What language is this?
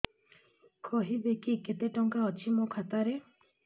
Odia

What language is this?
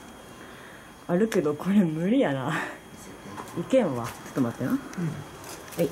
Japanese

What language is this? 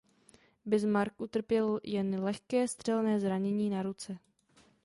Czech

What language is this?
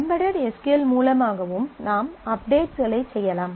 Tamil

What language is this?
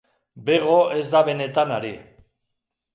Basque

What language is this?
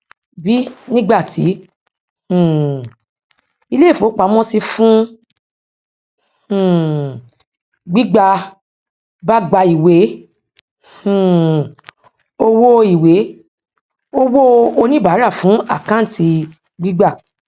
Yoruba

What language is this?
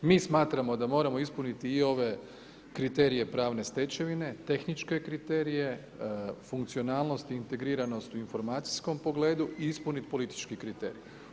Croatian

